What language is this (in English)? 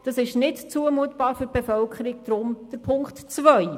Swiss German